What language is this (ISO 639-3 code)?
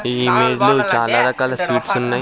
tel